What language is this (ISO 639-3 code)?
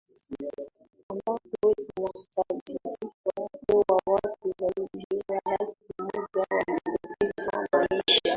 swa